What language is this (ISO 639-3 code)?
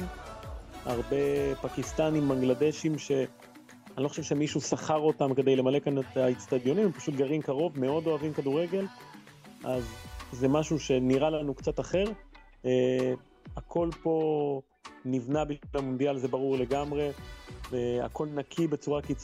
heb